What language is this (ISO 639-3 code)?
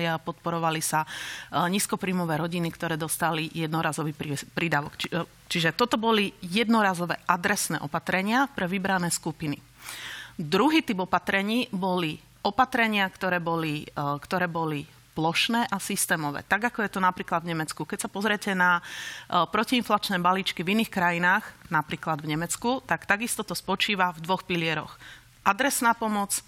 slk